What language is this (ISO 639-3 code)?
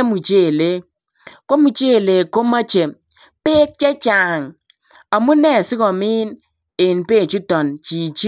kln